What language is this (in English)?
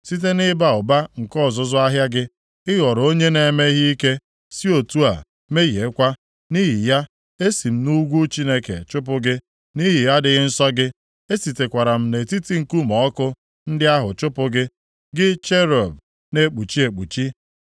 Igbo